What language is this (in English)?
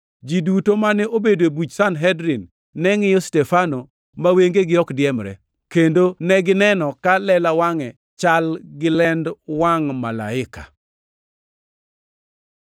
Luo (Kenya and Tanzania)